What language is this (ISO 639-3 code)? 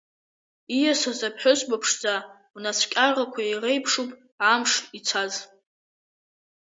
abk